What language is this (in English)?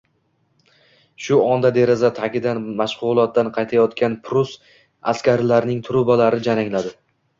Uzbek